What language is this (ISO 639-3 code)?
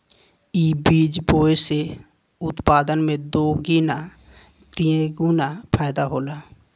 bho